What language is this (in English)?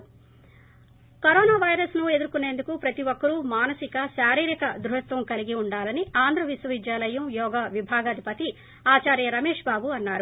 Telugu